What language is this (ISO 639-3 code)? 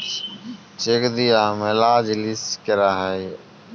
ben